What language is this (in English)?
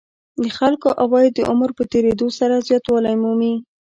Pashto